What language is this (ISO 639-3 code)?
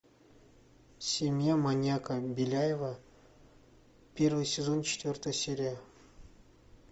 rus